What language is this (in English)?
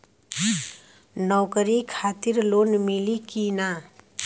Bhojpuri